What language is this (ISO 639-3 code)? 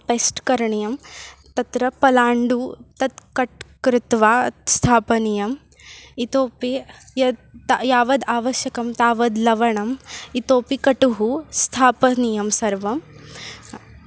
san